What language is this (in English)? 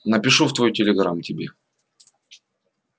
Russian